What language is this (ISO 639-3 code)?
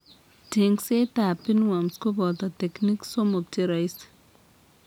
kln